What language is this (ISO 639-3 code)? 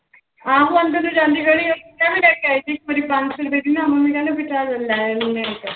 pan